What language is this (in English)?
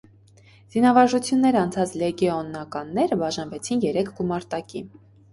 Armenian